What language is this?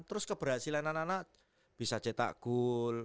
Indonesian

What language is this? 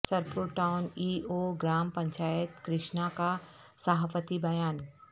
Urdu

